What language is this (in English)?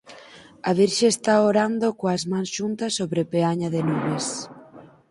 Galician